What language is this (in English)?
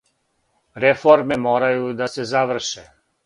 Serbian